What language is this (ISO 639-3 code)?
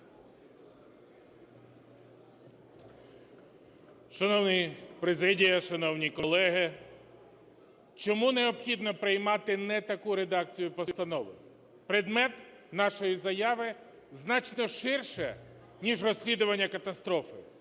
ukr